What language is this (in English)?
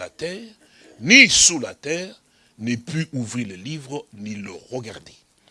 French